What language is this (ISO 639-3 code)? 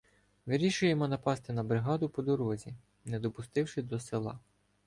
ukr